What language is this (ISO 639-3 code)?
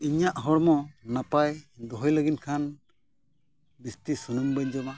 sat